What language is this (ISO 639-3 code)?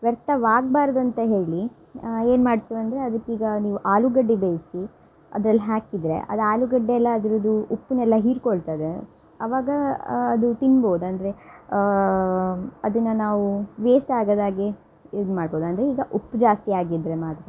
kan